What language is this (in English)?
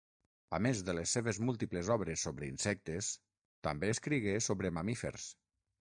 Catalan